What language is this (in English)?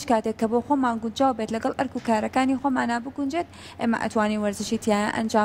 Arabic